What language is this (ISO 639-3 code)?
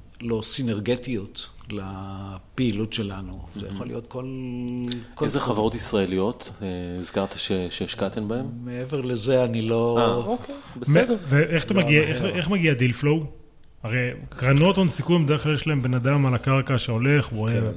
heb